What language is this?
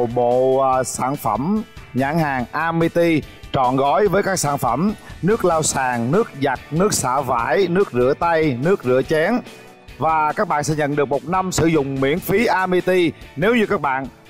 Vietnamese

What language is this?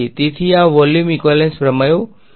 Gujarati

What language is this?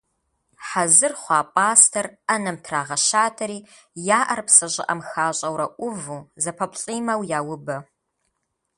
Kabardian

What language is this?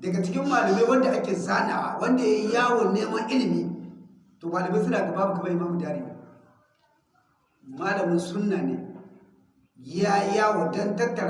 Hausa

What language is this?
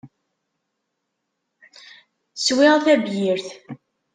Kabyle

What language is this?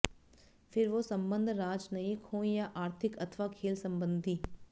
Hindi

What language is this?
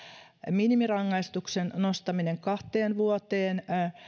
Finnish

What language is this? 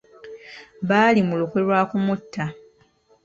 Ganda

